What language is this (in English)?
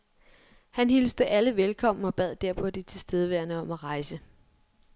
Danish